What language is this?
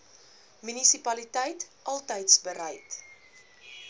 Afrikaans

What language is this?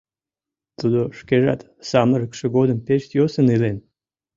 Mari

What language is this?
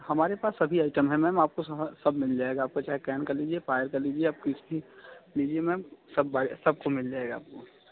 Hindi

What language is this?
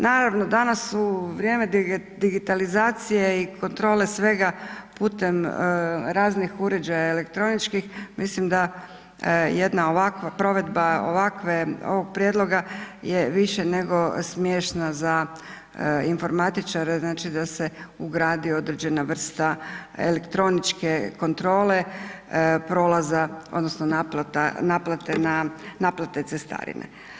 Croatian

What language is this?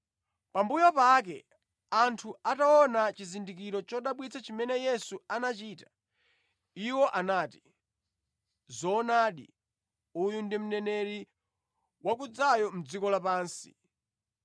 Nyanja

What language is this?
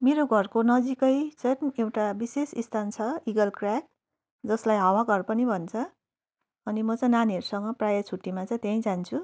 Nepali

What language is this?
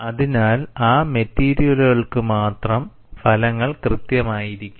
Malayalam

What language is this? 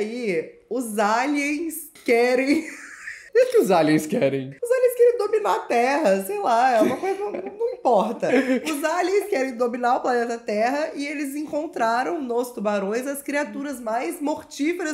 Portuguese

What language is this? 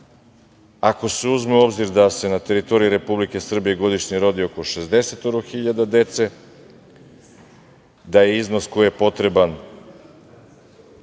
Serbian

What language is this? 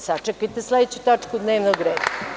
Serbian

